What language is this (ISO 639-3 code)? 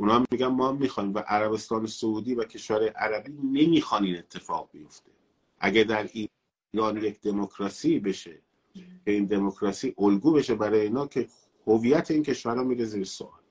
fas